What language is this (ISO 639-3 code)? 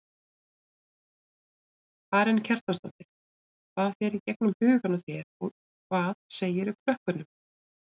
isl